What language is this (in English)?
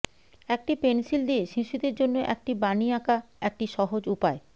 Bangla